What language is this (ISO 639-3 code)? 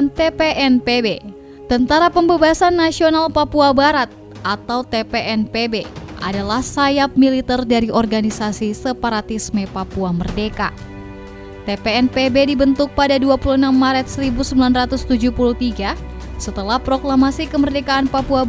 ind